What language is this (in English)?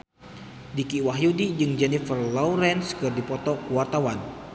Sundanese